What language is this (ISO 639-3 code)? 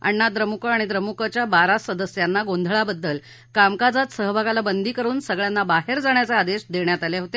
mar